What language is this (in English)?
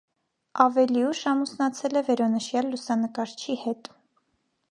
Armenian